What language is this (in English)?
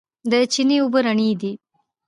Pashto